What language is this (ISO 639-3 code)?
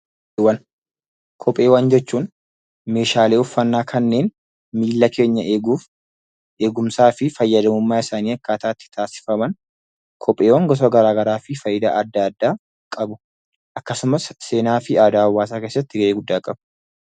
orm